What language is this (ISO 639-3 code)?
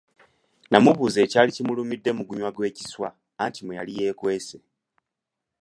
lug